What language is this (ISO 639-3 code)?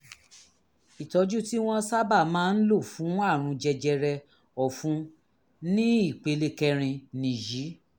yor